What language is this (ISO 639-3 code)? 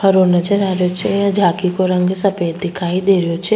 raj